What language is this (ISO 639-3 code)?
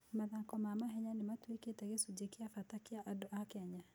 kik